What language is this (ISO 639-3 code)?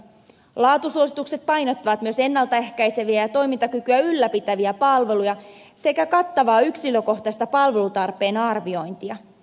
fin